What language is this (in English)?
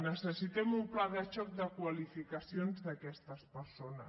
Catalan